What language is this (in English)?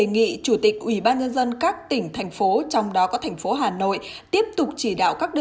Vietnamese